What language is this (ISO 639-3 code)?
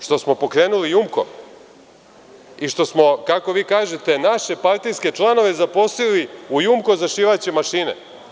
srp